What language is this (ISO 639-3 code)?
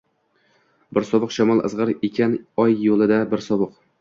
uzb